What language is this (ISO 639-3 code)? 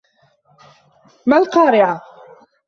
ara